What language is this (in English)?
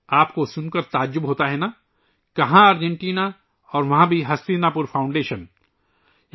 Urdu